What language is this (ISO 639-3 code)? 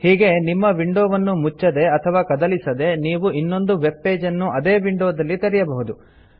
kan